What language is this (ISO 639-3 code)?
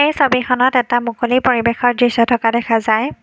asm